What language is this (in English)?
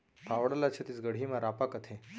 Chhattisgarhi